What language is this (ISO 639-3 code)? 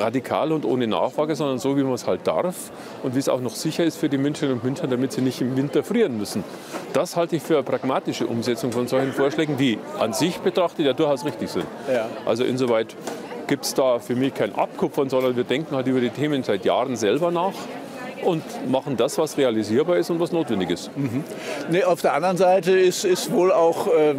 deu